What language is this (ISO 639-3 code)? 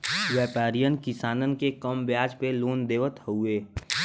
bho